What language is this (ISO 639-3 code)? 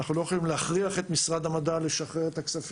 heb